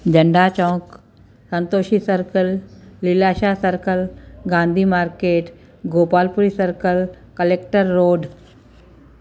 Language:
Sindhi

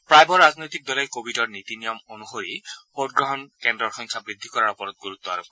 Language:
Assamese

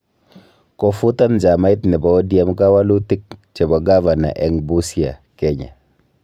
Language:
Kalenjin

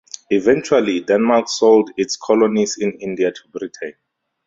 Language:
English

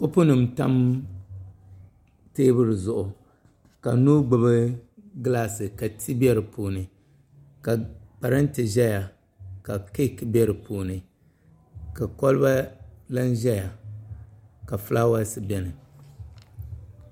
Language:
Dagbani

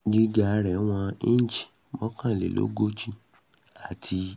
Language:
Yoruba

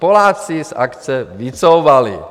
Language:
Czech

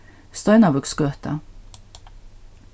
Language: Faroese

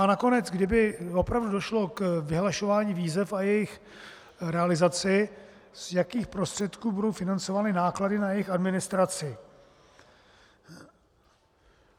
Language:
Czech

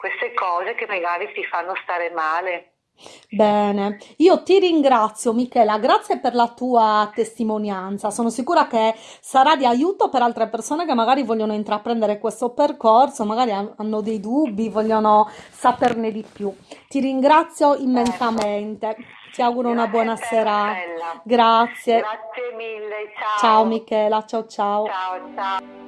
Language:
Italian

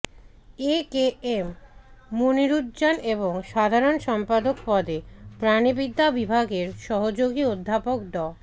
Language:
Bangla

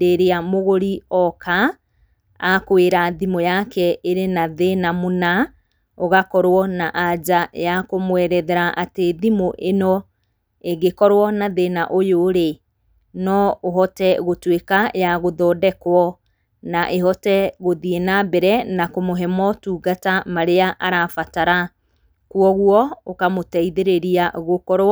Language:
Kikuyu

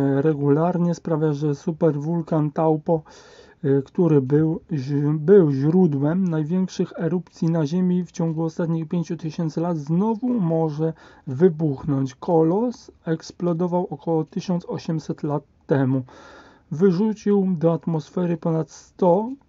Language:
Polish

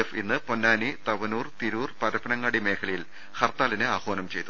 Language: Malayalam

